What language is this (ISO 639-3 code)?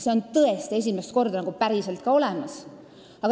est